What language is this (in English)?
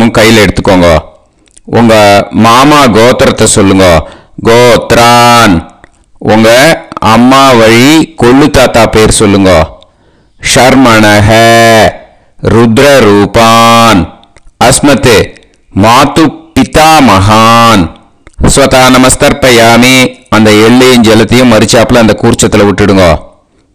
Tamil